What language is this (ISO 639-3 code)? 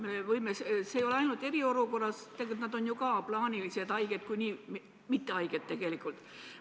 est